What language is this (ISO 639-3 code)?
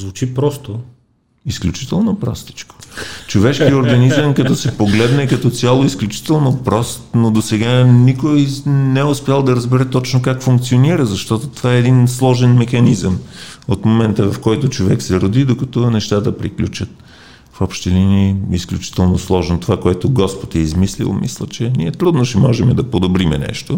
bul